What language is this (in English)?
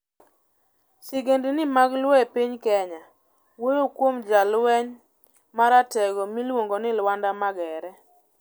Luo (Kenya and Tanzania)